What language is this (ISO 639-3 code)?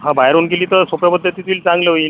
mar